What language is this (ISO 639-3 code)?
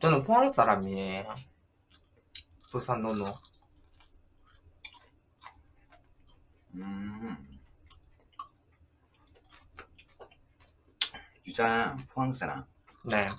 kor